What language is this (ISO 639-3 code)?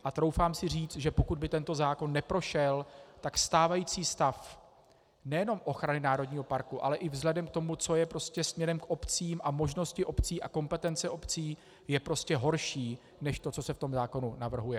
ces